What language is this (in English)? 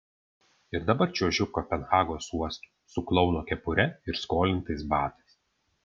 Lithuanian